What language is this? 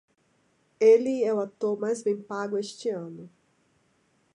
Portuguese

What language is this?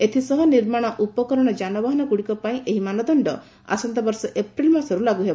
Odia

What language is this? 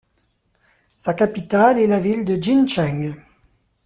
French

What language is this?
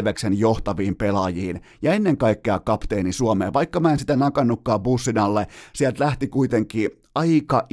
Finnish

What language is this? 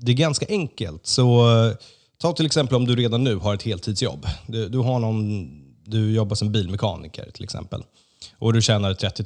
Swedish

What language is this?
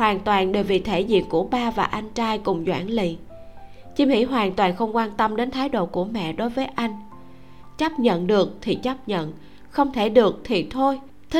Vietnamese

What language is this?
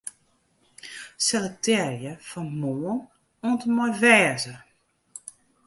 Western Frisian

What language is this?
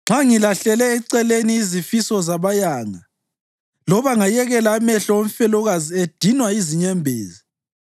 North Ndebele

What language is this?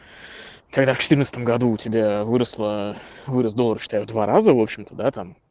Russian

